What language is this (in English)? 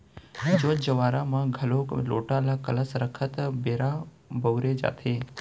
Chhattisgarhi